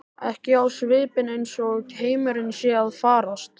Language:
Icelandic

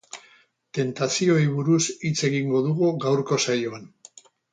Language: Basque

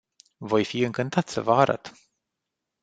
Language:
Romanian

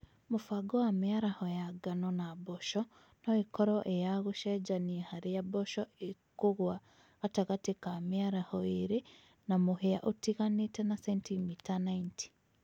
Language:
Kikuyu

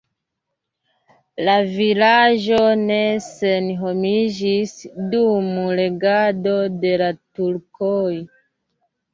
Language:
Esperanto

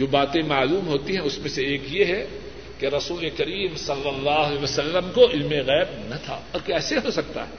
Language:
Urdu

